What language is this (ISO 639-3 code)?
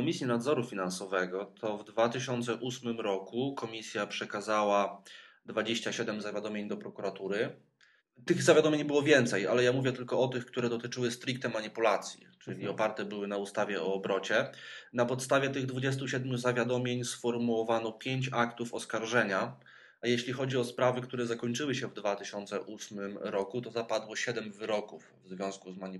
pol